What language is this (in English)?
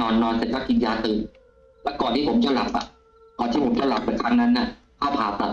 Thai